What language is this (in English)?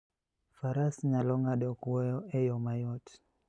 Luo (Kenya and Tanzania)